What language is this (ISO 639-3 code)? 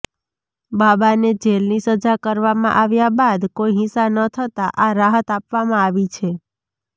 guj